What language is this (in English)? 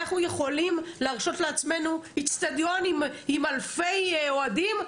Hebrew